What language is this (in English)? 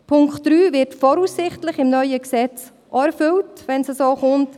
Swiss German